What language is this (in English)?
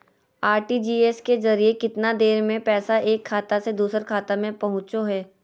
Magahi